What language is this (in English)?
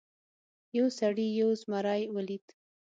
Pashto